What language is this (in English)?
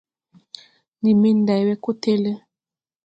Tupuri